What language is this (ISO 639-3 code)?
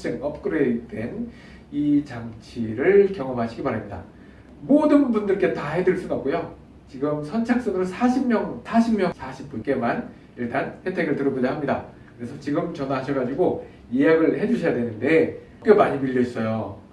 kor